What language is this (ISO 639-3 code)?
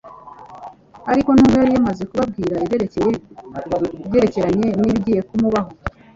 kin